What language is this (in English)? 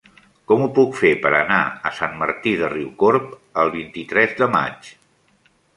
Catalan